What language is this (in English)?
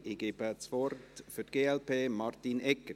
Swiss German